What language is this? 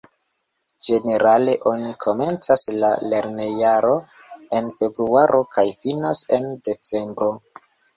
Esperanto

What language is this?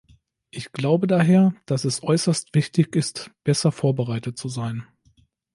German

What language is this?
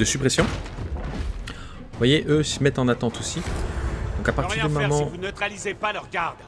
French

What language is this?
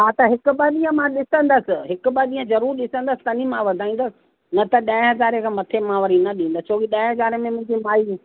Sindhi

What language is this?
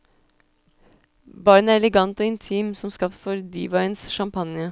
Norwegian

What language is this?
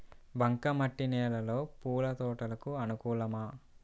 Telugu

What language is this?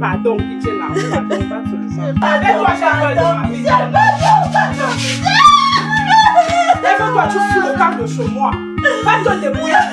French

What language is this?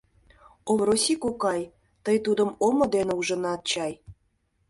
Mari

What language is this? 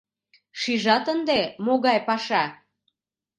Mari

